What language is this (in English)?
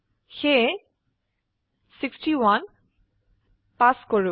Assamese